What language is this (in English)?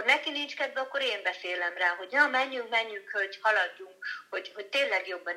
Hungarian